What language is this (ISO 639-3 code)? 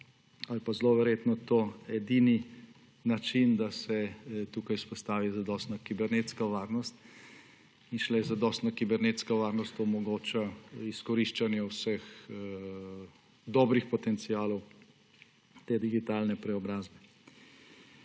slv